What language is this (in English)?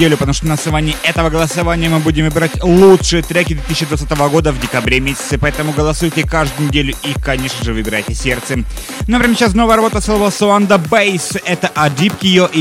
Russian